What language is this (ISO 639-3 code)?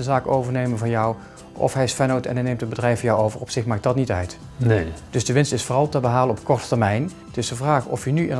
nld